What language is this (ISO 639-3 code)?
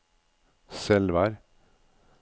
nor